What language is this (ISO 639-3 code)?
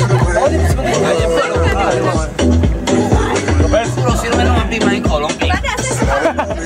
ron